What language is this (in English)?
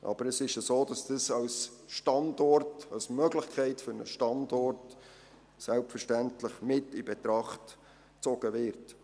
Swiss German